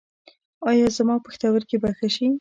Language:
Pashto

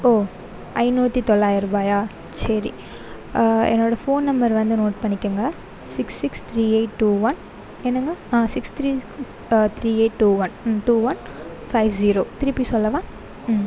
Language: Tamil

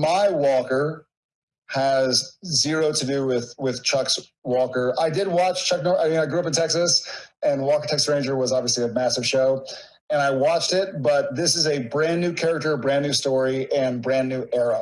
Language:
English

